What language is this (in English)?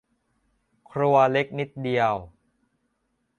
Thai